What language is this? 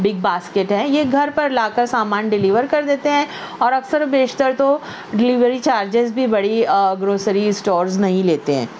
Urdu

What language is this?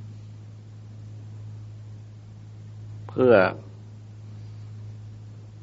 Thai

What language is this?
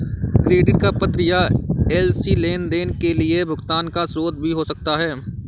Hindi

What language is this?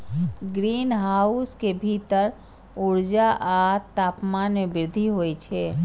Maithili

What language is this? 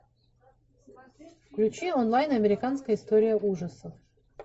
Russian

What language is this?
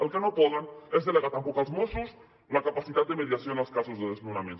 Catalan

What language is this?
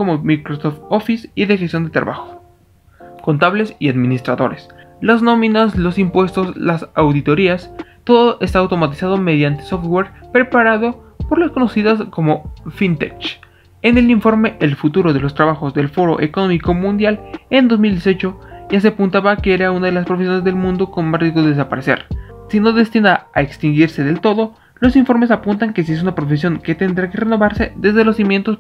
Spanish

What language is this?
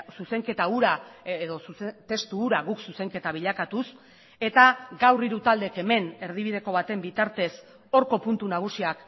Basque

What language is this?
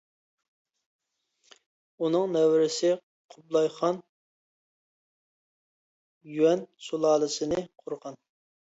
Uyghur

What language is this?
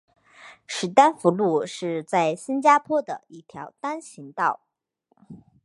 Chinese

